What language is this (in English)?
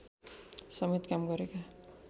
Nepali